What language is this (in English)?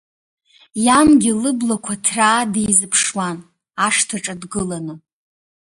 Abkhazian